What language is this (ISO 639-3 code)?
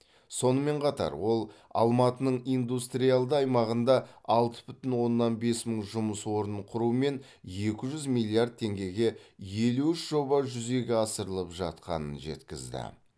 kaz